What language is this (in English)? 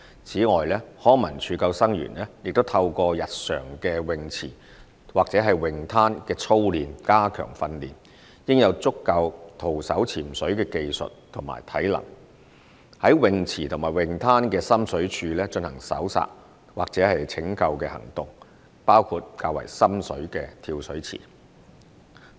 Cantonese